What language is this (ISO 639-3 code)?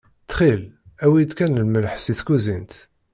kab